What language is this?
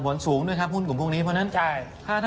Thai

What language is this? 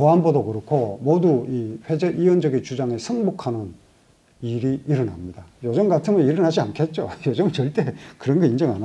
Korean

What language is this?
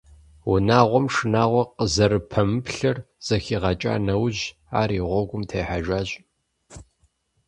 Kabardian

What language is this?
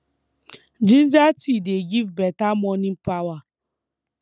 Nigerian Pidgin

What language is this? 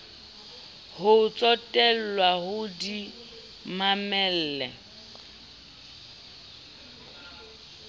Southern Sotho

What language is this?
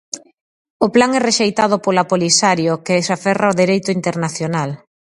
Galician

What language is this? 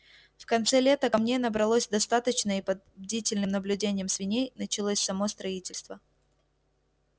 Russian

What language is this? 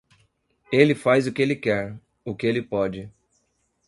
Portuguese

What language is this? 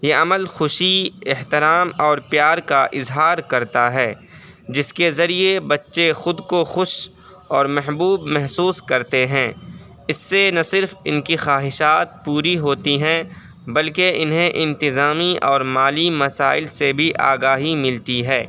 Urdu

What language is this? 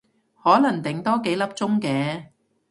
Cantonese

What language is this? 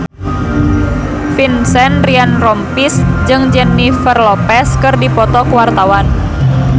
Sundanese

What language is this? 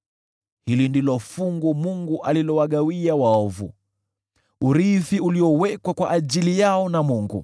Swahili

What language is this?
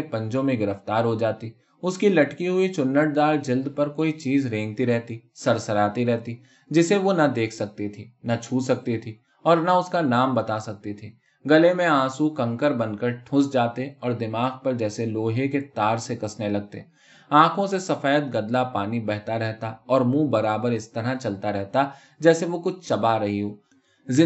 Urdu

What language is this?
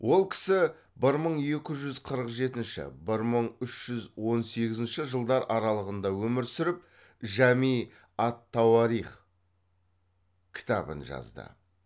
Kazakh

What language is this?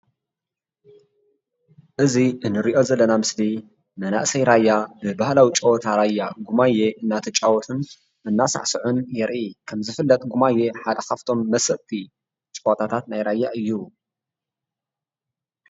Tigrinya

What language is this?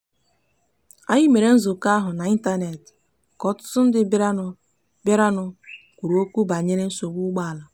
Igbo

